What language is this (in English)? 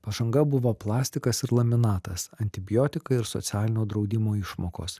Lithuanian